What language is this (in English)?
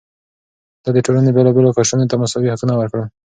Pashto